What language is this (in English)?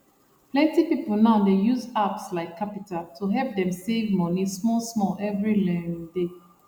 Nigerian Pidgin